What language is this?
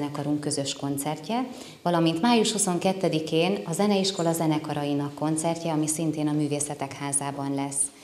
Hungarian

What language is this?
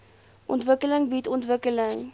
Afrikaans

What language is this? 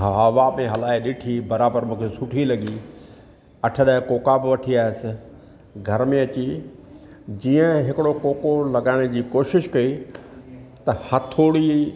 Sindhi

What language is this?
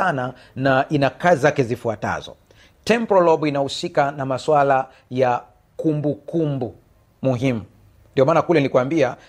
Swahili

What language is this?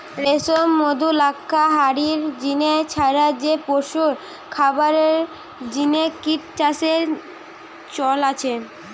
Bangla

